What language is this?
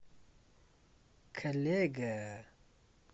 Russian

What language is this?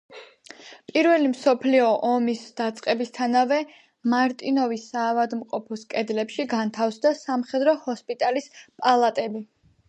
Georgian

